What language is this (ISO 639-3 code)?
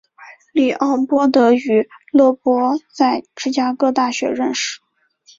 zho